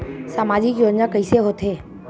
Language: Chhattisgarhi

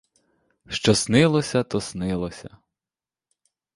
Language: Ukrainian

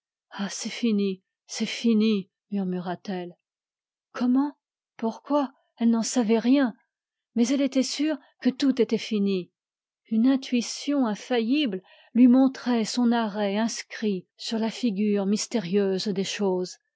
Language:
French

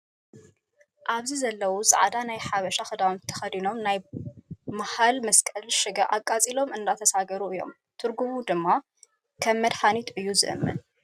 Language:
Tigrinya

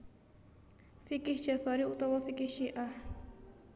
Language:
Javanese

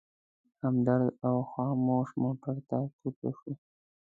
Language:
Pashto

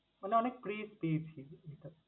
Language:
Bangla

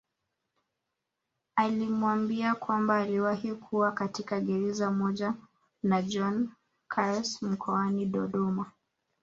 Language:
Swahili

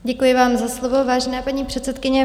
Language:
Czech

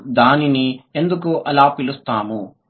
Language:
Telugu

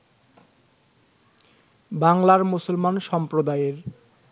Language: Bangla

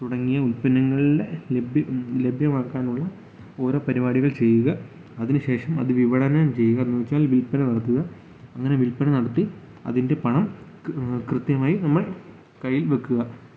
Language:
Malayalam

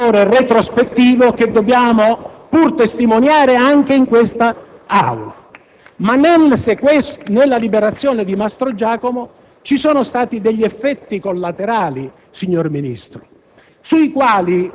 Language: Italian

